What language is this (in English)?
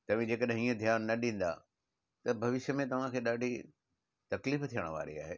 Sindhi